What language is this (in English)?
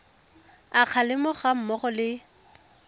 Tswana